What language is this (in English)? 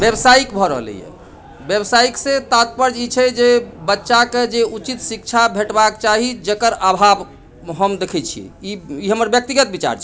Maithili